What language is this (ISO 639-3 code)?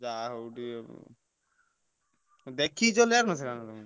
ori